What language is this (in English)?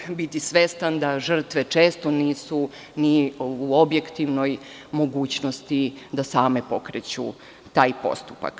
Serbian